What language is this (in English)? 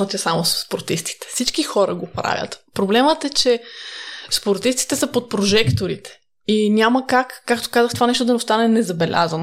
Bulgarian